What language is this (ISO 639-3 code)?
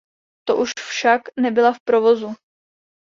ces